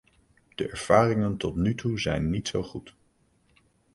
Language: Dutch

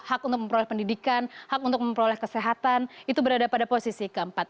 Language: Indonesian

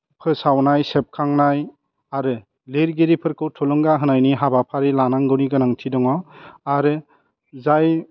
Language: Bodo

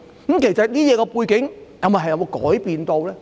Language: Cantonese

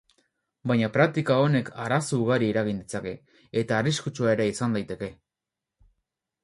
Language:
Basque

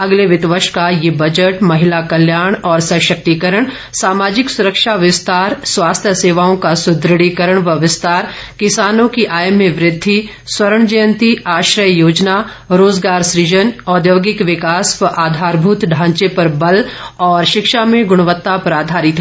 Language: Hindi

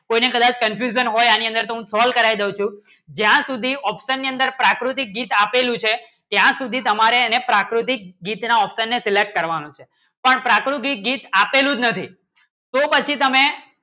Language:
Gujarati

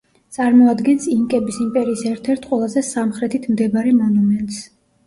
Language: Georgian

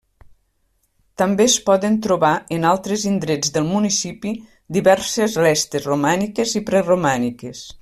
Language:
Catalan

